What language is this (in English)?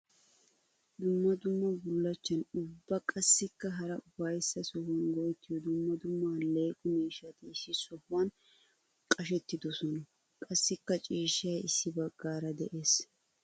Wolaytta